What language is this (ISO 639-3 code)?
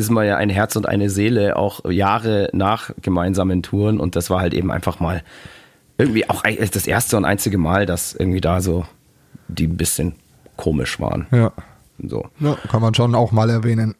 deu